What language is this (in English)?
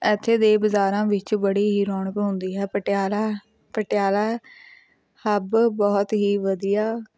Punjabi